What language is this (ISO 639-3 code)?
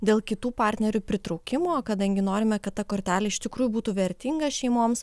lit